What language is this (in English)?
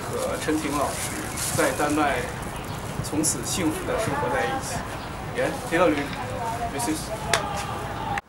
Danish